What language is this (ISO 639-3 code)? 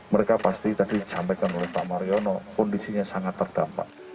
ind